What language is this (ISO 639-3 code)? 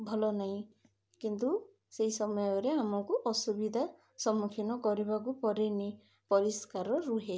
ori